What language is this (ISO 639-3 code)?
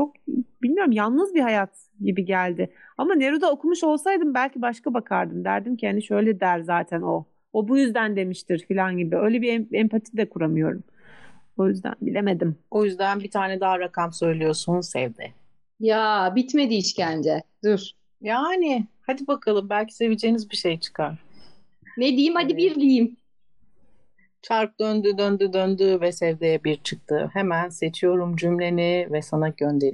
tur